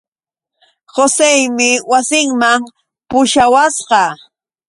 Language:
Yauyos Quechua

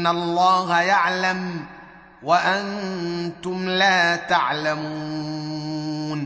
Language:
Arabic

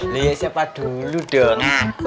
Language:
Indonesian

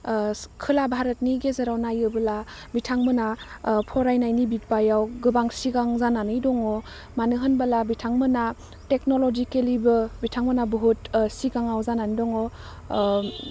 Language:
Bodo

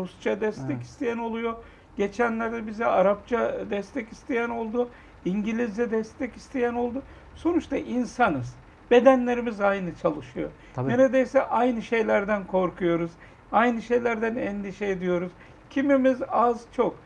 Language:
Turkish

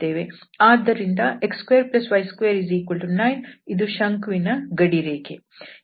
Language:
Kannada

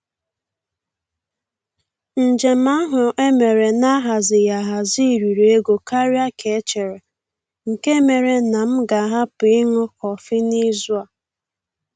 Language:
Igbo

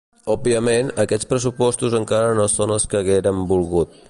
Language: Catalan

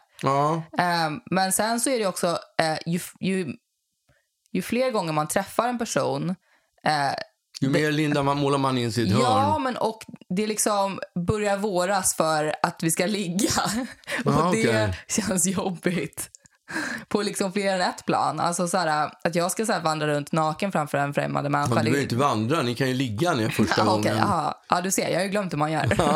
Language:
Swedish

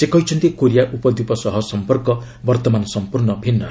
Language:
Odia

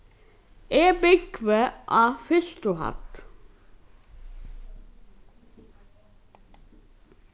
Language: Faroese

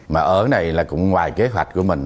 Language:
Vietnamese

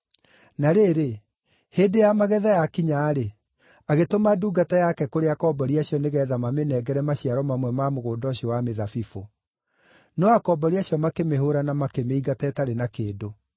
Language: Kikuyu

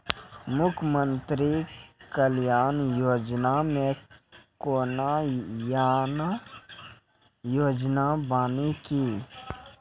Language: Maithili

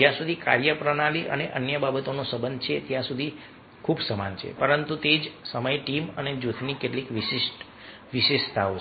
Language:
Gujarati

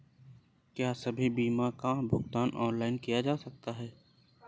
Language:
Hindi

